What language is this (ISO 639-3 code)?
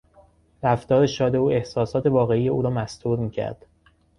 fas